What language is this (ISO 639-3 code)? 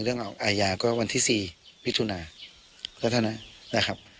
tha